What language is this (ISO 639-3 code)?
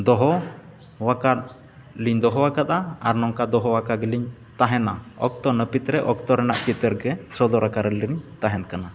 sat